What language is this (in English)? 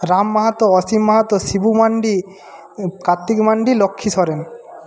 Bangla